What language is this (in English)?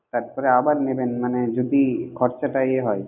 Bangla